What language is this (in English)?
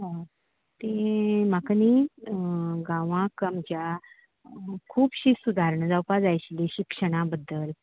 Konkani